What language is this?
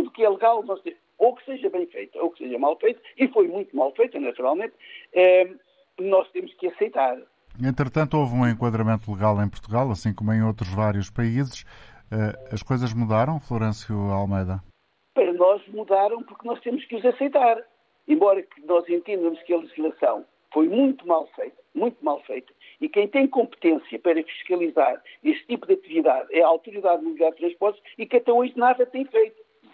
Portuguese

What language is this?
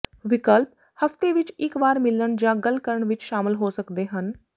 Punjabi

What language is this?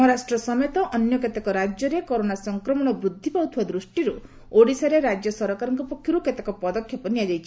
Odia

